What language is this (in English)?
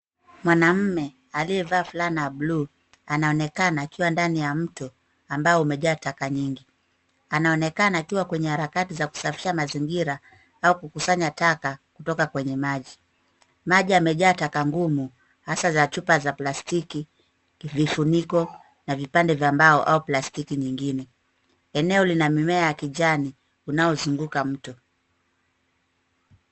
Swahili